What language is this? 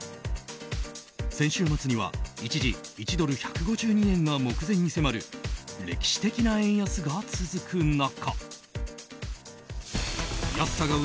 Japanese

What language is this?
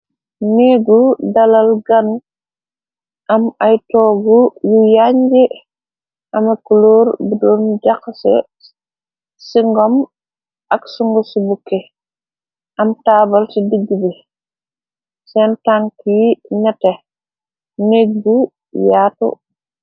Wolof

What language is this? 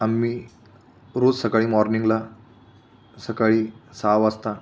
Marathi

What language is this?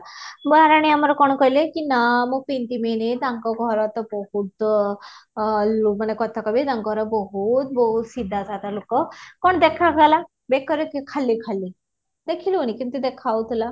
Odia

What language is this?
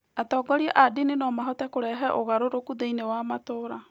Kikuyu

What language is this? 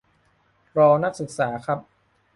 Thai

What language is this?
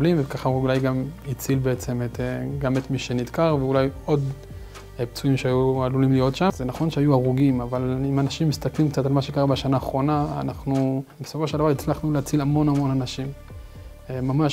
Hebrew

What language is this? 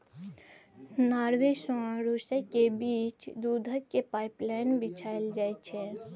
Maithili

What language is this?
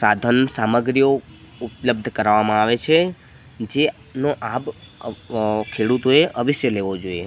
Gujarati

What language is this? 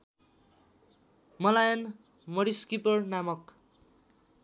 Nepali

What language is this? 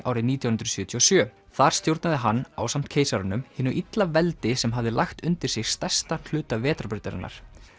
Icelandic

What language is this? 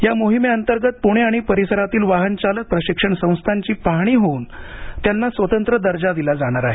Marathi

